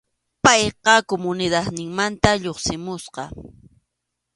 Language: Arequipa-La Unión Quechua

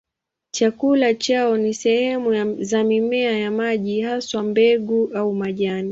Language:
Swahili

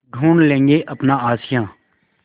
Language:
Hindi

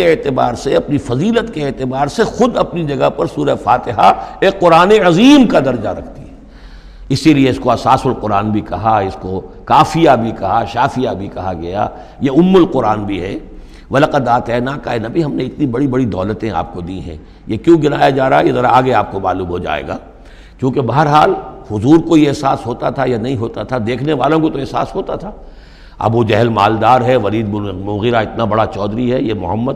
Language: Urdu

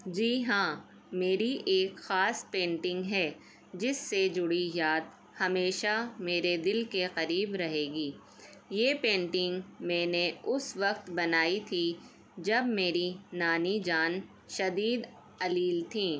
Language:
Urdu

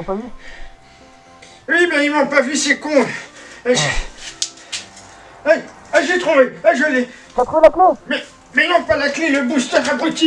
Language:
French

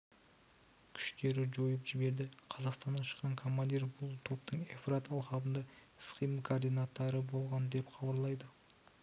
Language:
Kazakh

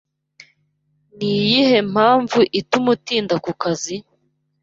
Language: Kinyarwanda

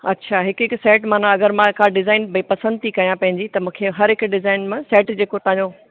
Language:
Sindhi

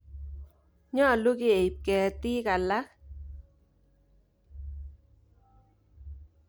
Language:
Kalenjin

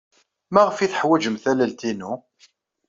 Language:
Kabyle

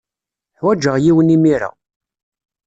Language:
Kabyle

